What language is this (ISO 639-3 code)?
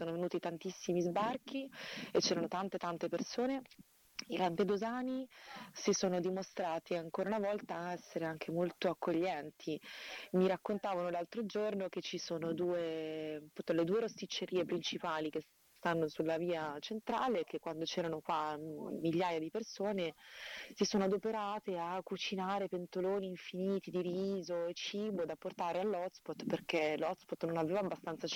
ita